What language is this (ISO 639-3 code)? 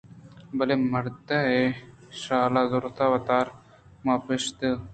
bgp